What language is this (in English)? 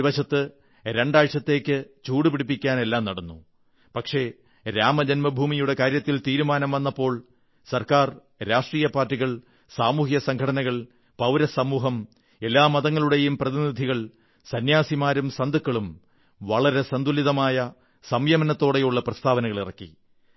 Malayalam